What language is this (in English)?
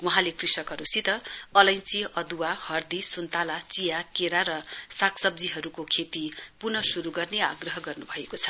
Nepali